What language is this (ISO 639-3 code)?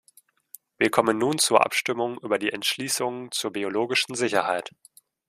deu